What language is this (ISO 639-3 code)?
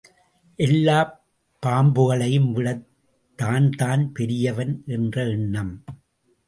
tam